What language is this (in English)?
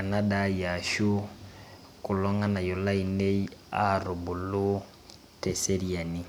Masai